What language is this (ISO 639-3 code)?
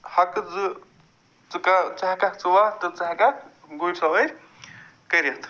kas